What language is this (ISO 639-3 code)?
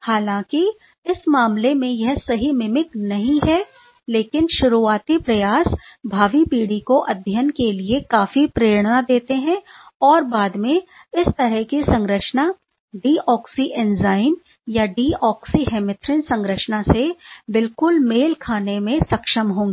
hin